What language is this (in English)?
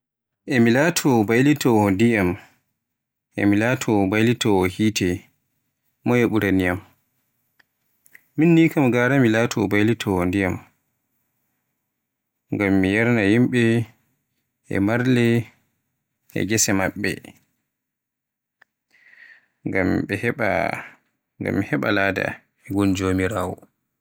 Borgu Fulfulde